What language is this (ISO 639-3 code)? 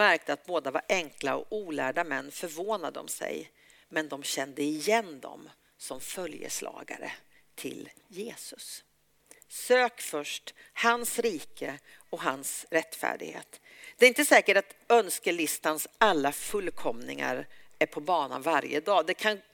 swe